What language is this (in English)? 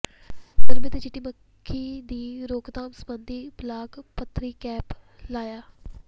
Punjabi